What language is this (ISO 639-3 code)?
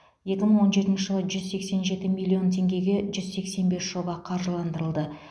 kaz